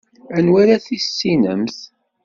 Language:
Kabyle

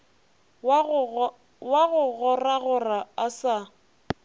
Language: Northern Sotho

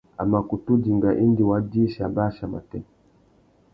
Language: Tuki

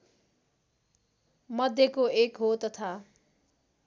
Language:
Nepali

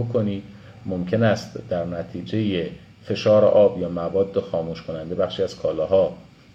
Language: Persian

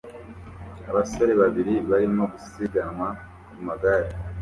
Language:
Kinyarwanda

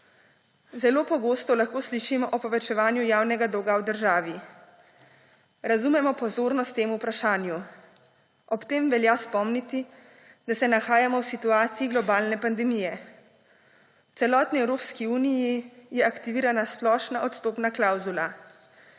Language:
Slovenian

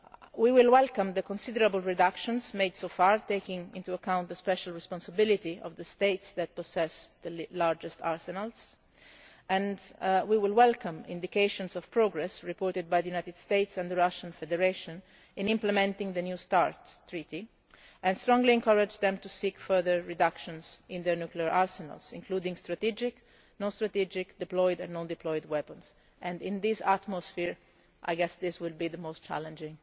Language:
English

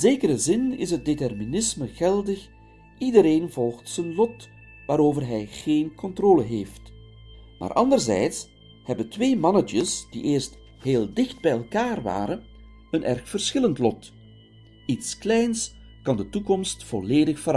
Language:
Dutch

